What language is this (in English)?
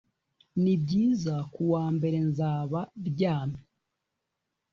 Kinyarwanda